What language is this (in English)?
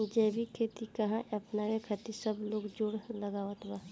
Bhojpuri